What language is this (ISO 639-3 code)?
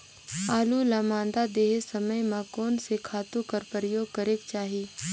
hne